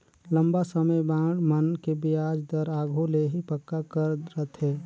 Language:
Chhattisgarhi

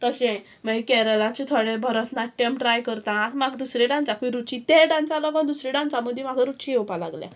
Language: Konkani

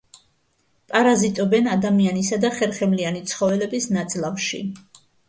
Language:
Georgian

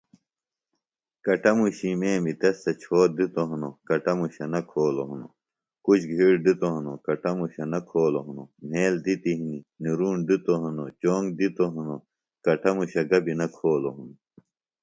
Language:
Phalura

